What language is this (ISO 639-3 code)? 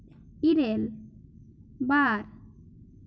sat